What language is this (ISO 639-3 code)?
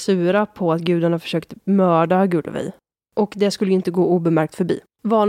swe